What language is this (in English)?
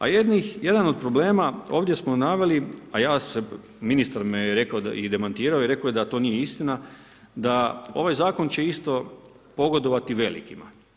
Croatian